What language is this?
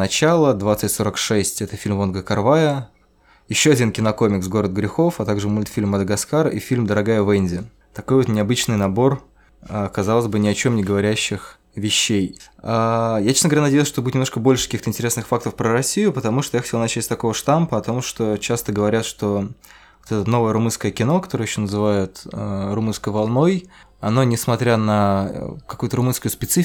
Russian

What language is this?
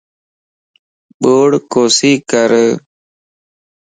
Lasi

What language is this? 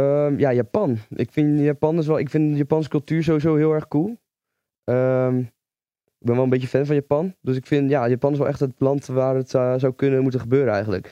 Dutch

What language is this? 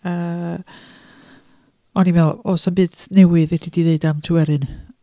Welsh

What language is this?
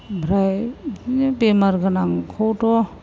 Bodo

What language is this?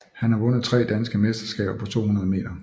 Danish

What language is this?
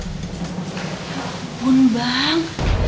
Indonesian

